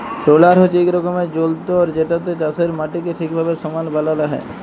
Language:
Bangla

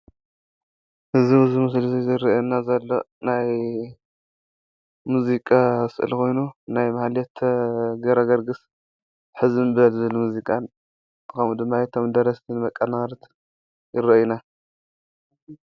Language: Tigrinya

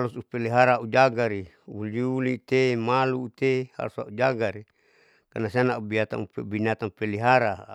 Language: Saleman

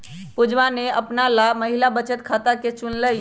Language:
Magahi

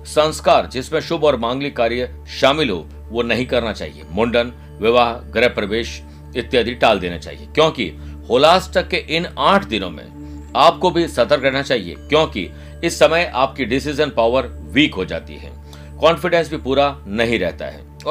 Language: Hindi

